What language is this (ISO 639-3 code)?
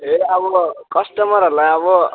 nep